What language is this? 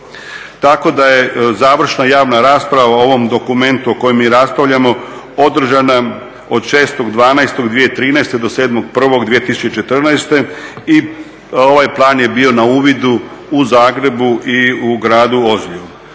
Croatian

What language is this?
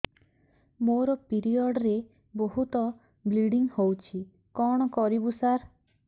Odia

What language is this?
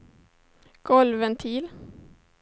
Swedish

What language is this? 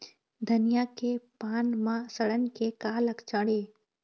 Chhattisgarhi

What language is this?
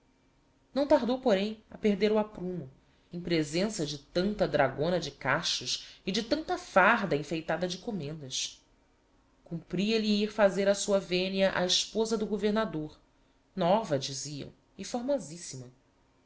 Portuguese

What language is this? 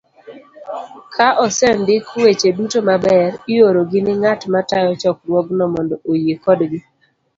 Luo (Kenya and Tanzania)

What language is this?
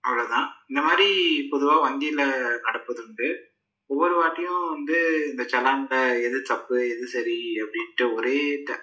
Tamil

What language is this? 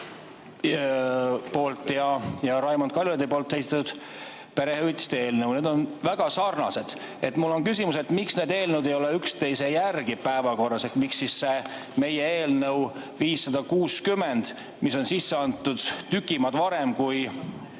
Estonian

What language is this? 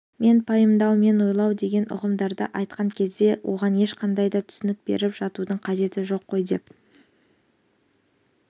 Kazakh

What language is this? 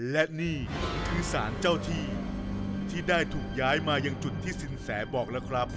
Thai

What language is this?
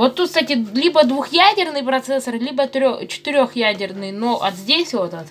Russian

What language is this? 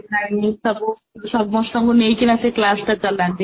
Odia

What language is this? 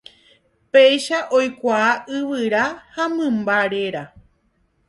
Guarani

